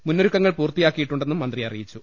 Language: Malayalam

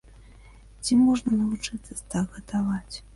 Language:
Belarusian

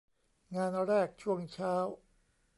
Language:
Thai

